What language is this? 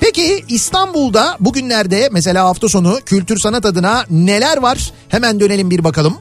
Turkish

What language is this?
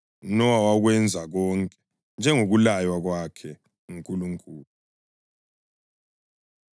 North Ndebele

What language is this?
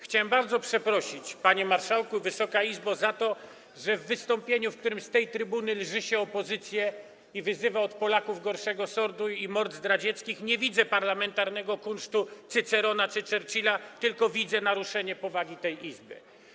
Polish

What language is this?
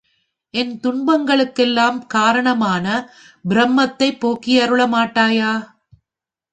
Tamil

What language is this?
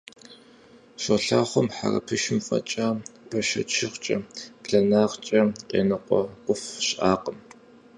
Kabardian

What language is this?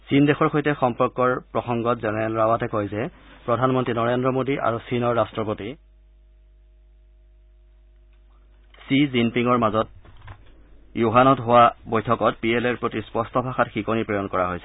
Assamese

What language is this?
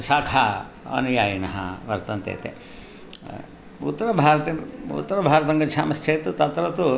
Sanskrit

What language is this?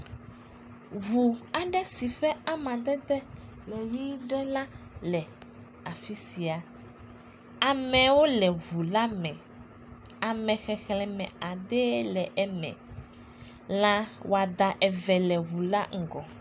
Ewe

